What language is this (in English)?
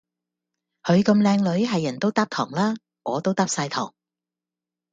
Cantonese